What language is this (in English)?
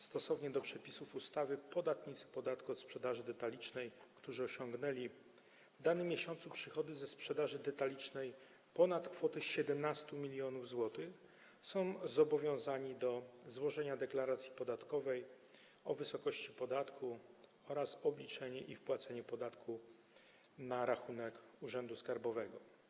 Polish